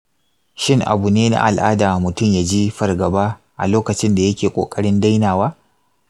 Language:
Hausa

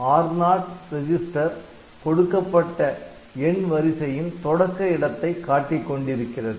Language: Tamil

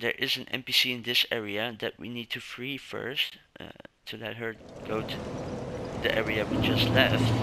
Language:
English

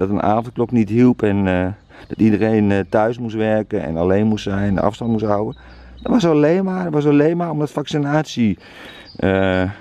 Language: Dutch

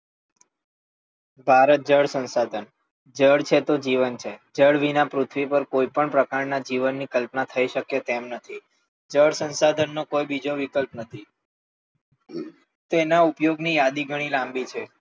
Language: Gujarati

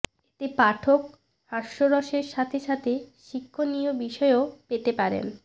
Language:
Bangla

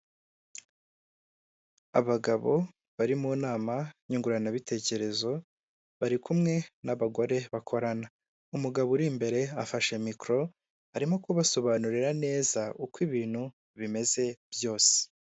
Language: Kinyarwanda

